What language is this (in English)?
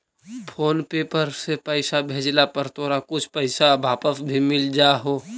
Magahi